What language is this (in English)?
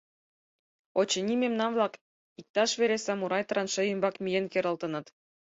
Mari